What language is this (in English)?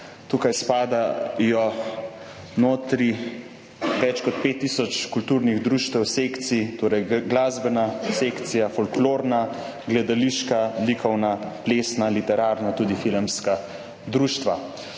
Slovenian